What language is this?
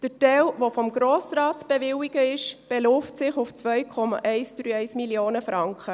Swiss German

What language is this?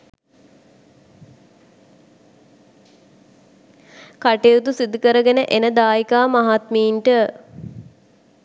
Sinhala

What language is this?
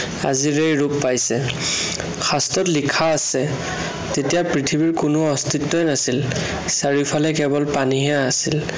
Assamese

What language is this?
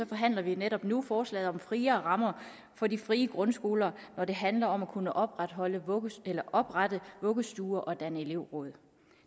Danish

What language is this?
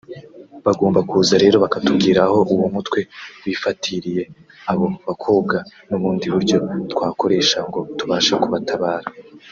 Kinyarwanda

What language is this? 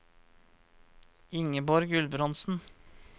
Norwegian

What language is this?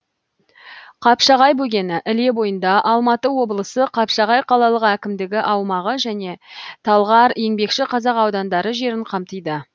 Kazakh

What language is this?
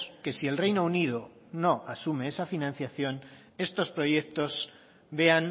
Spanish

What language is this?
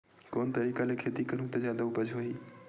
Chhattisgarhi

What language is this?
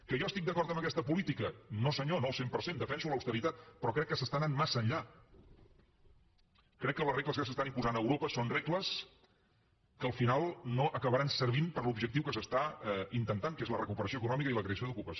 Catalan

